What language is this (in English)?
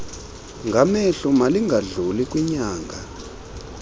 Xhosa